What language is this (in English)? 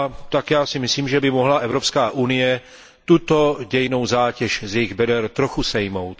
Czech